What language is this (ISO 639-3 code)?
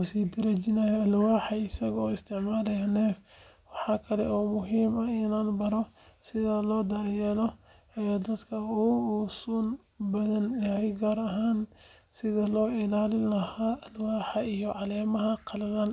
som